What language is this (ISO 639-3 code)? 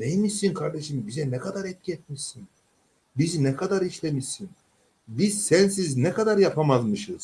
tur